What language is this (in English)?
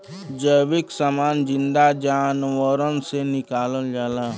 Bhojpuri